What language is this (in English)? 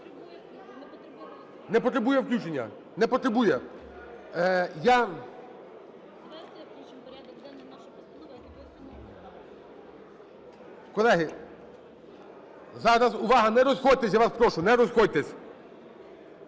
Ukrainian